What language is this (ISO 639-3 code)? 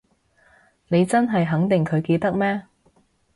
yue